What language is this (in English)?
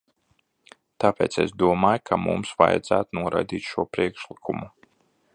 Latvian